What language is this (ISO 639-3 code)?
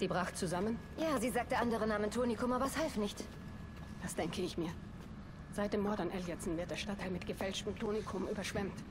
deu